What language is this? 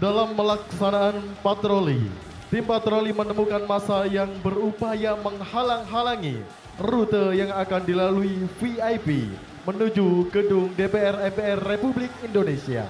Indonesian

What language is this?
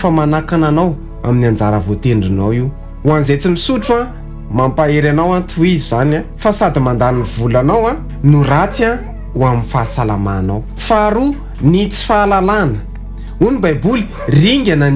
Romanian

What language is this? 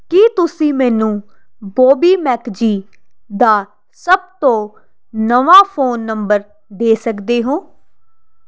Punjabi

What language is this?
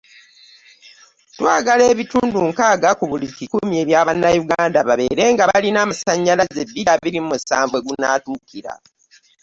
Ganda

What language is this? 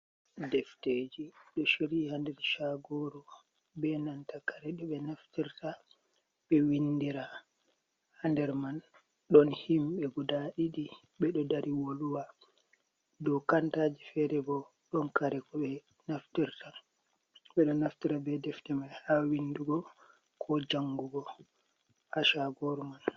Fula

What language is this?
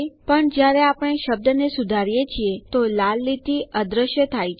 Gujarati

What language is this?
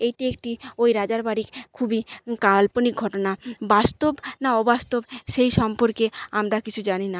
Bangla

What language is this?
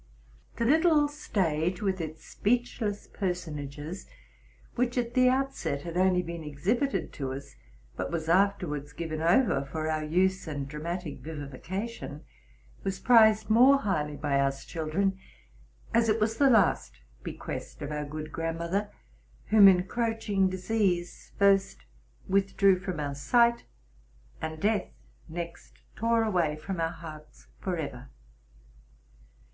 English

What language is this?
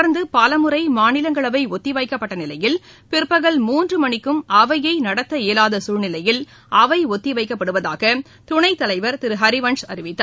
Tamil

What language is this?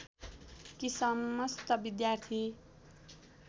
Nepali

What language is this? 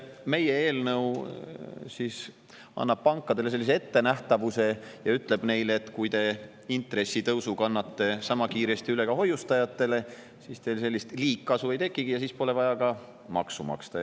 Estonian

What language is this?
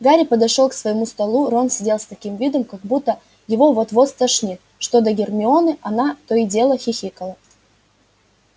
Russian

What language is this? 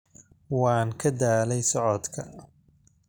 Somali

